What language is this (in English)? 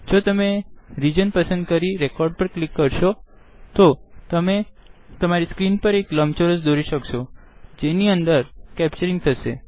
Gujarati